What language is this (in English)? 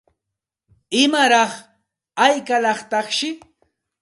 Santa Ana de Tusi Pasco Quechua